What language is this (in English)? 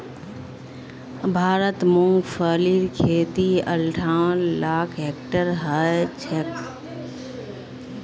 Magahi